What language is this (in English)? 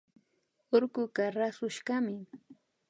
Imbabura Highland Quichua